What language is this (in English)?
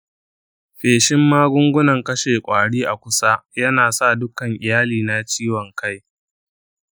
Hausa